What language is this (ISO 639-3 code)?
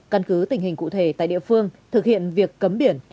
vie